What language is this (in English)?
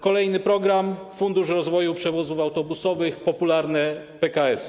Polish